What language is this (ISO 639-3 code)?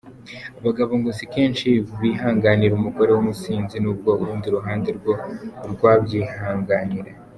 kin